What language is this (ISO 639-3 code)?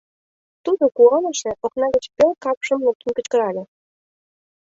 chm